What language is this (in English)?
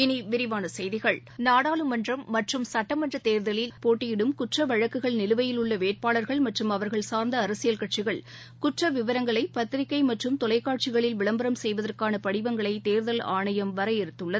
Tamil